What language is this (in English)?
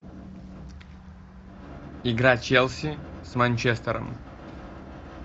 Russian